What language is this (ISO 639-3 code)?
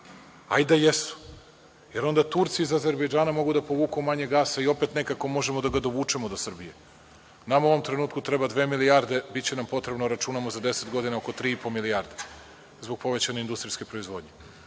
srp